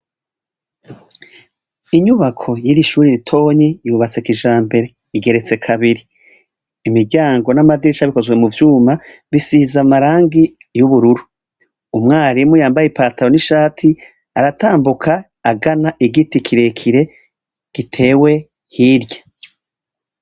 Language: Rundi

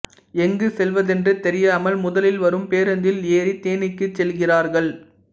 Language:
Tamil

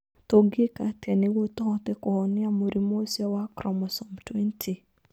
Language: Kikuyu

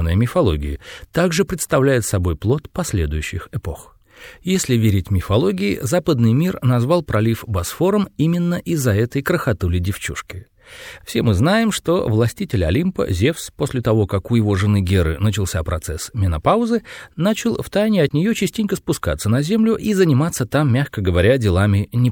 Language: Russian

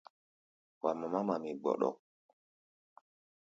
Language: Gbaya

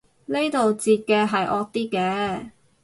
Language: Cantonese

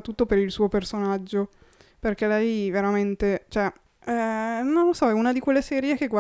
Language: Italian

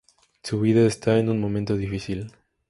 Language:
Spanish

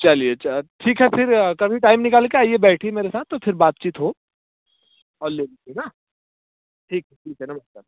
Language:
Hindi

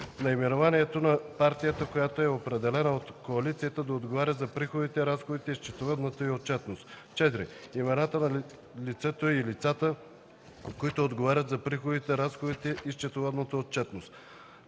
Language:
Bulgarian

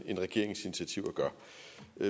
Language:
Danish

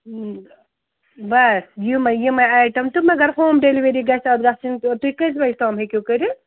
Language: Kashmiri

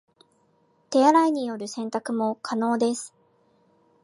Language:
Japanese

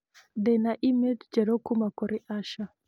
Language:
Kikuyu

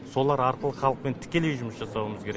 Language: Kazakh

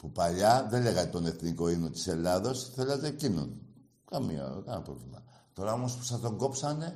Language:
Greek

